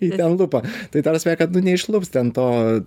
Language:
Lithuanian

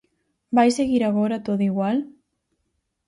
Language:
Galician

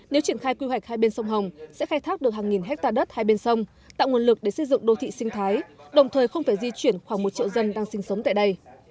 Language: Vietnamese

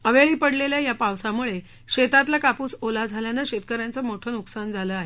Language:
Marathi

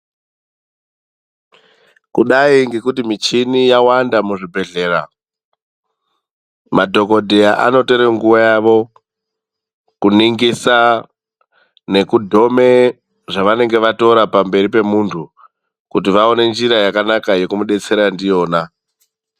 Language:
Ndau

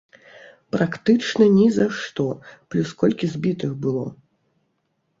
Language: Belarusian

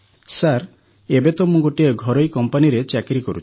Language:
Odia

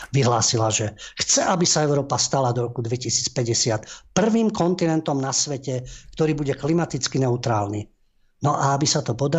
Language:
Slovak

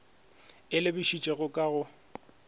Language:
Northern Sotho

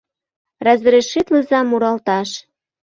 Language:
Mari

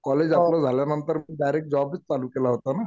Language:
Marathi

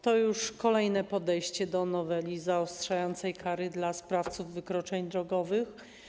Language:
Polish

